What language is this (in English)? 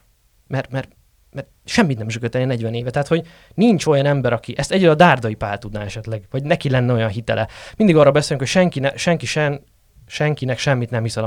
Hungarian